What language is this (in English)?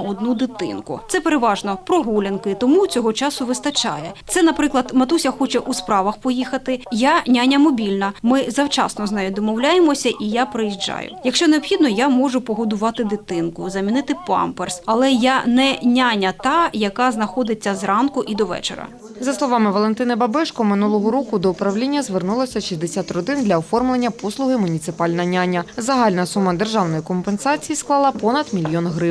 Ukrainian